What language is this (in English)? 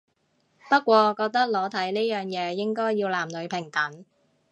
Cantonese